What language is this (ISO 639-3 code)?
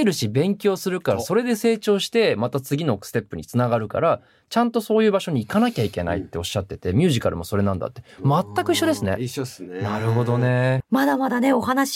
jpn